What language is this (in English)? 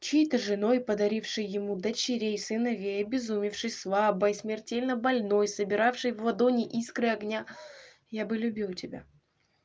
Russian